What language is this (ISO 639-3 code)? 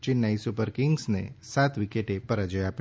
guj